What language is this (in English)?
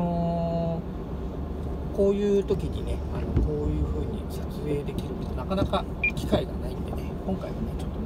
Japanese